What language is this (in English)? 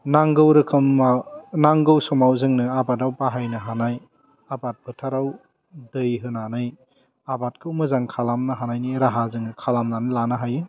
Bodo